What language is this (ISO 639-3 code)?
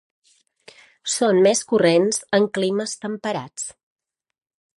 cat